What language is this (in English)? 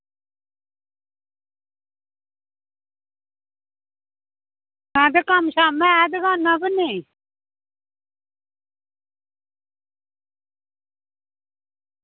Dogri